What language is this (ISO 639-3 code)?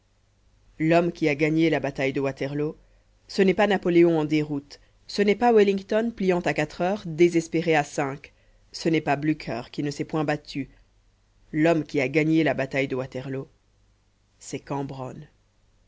fra